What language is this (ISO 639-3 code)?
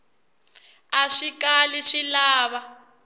tso